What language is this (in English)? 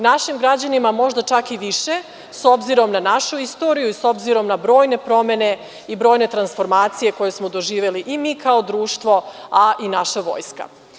Serbian